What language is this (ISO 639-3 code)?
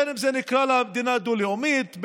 heb